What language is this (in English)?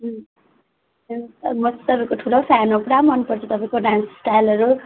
Nepali